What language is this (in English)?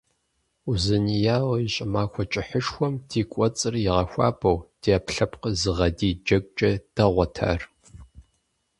Kabardian